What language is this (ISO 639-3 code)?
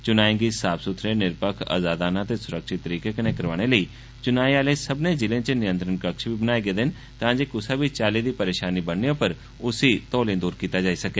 doi